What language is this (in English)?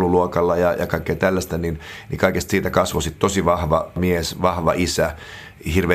Finnish